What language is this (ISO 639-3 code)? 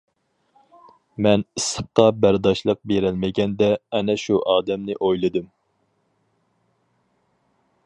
uig